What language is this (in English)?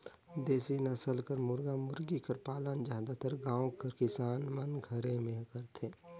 Chhattisgarhi